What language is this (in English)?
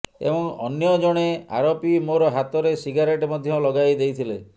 Odia